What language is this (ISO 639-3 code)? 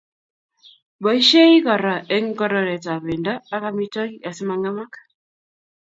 kln